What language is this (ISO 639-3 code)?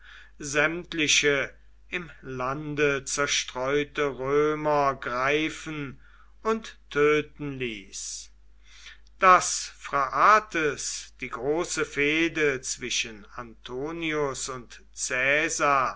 deu